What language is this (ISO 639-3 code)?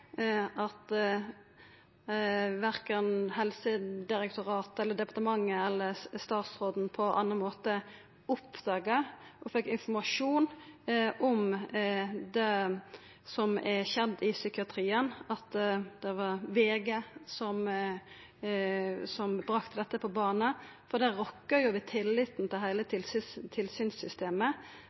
nno